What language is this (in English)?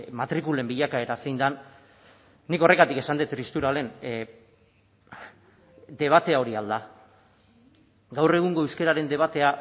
Basque